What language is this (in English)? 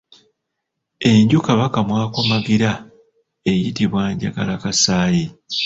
Ganda